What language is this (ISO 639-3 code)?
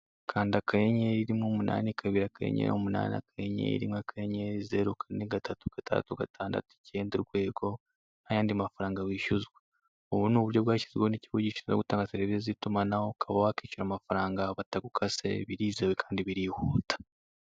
kin